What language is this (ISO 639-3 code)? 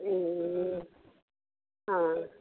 nep